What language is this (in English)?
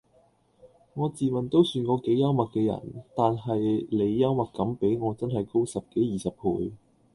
Cantonese